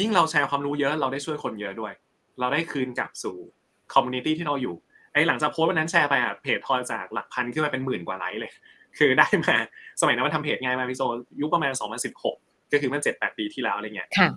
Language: Thai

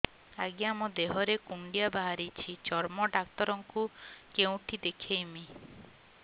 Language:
Odia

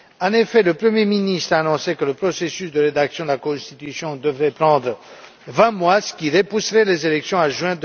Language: French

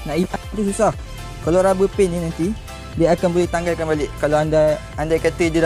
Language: Malay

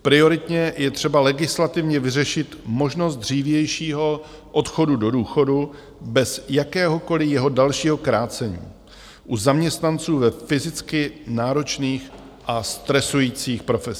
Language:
Czech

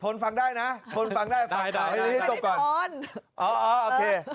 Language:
Thai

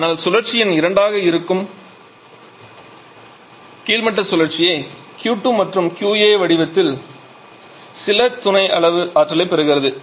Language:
Tamil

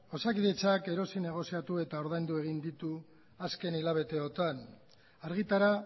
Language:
Basque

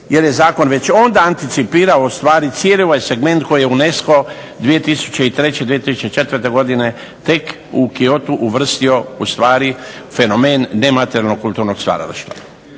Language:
Croatian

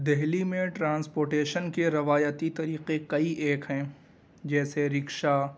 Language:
Urdu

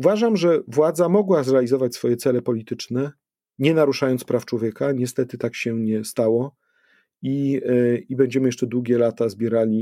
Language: Polish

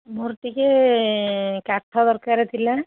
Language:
Odia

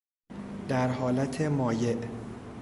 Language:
Persian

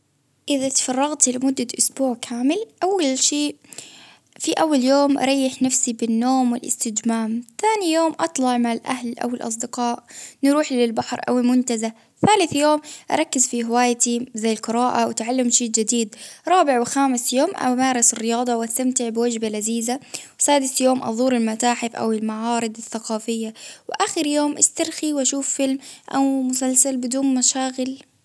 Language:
Baharna Arabic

